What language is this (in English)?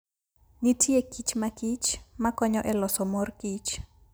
Luo (Kenya and Tanzania)